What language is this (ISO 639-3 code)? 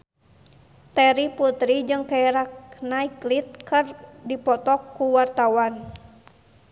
sun